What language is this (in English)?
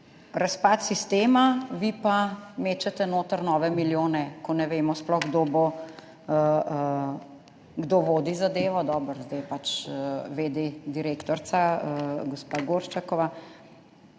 Slovenian